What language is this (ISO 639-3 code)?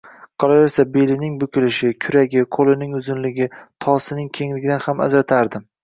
uzb